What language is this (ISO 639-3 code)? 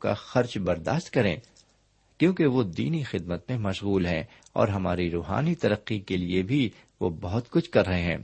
urd